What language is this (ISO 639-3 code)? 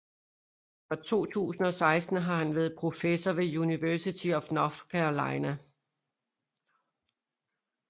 dan